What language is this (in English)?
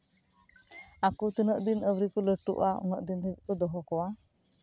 Santali